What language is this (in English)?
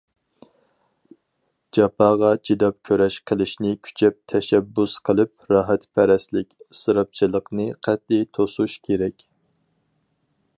Uyghur